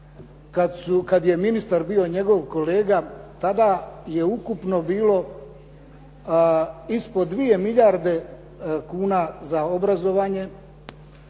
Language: Croatian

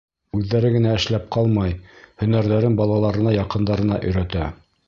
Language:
Bashkir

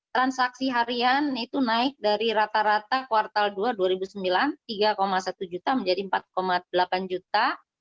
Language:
Indonesian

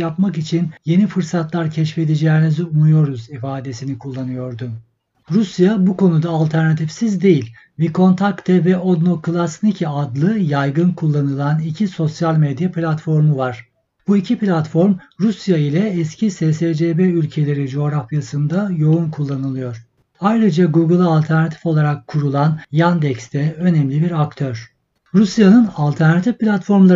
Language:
Turkish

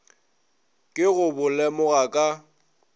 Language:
Northern Sotho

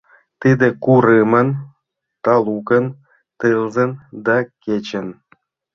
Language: Mari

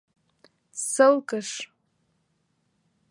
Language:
Mari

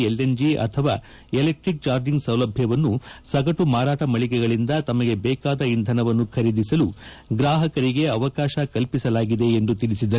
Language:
Kannada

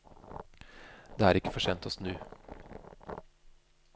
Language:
Norwegian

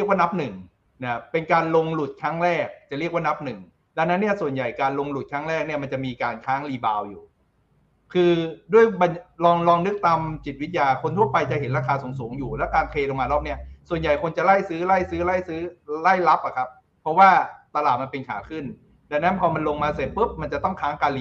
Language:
Thai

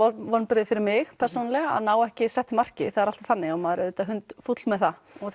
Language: Icelandic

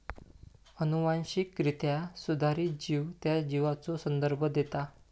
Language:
Marathi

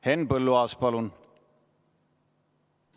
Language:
Estonian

